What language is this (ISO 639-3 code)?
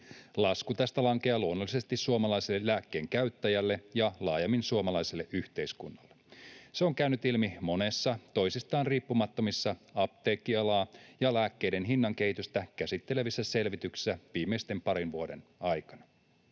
fin